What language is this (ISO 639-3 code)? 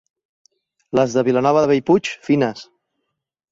cat